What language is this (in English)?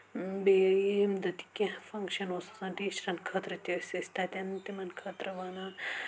Kashmiri